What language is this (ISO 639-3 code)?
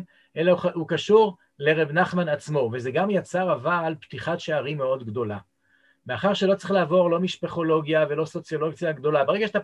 heb